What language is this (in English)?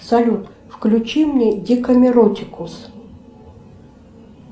Russian